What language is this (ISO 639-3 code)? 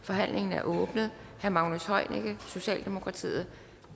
dan